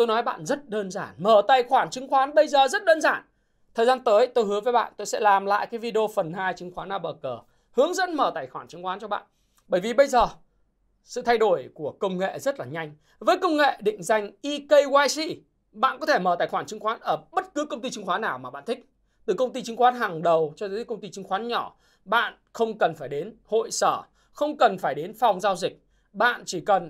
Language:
Vietnamese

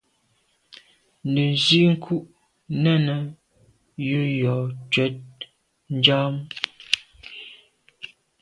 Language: Medumba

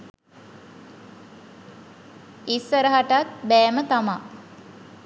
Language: Sinhala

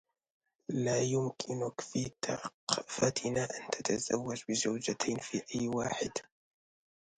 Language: Arabic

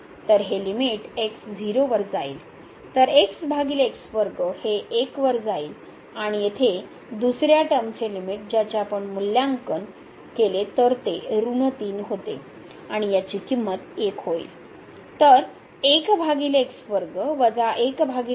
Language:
Marathi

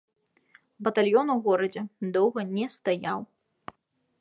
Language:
Belarusian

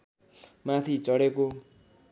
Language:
Nepali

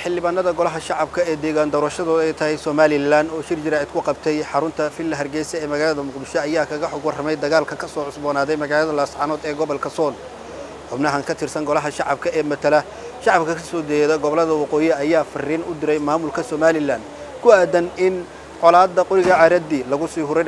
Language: Arabic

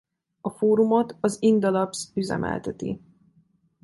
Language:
Hungarian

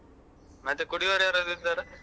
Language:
Kannada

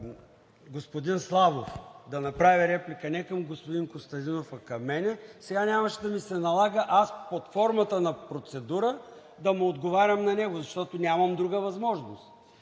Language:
Bulgarian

